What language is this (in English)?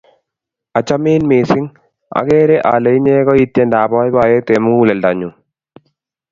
Kalenjin